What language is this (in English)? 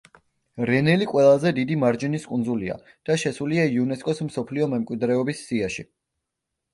Georgian